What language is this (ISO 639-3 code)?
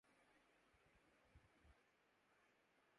urd